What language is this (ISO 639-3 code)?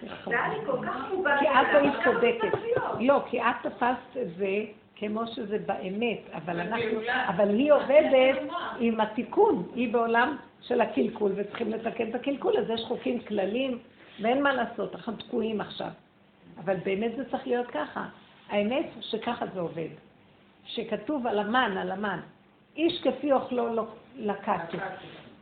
heb